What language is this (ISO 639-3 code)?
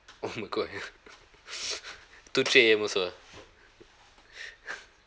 eng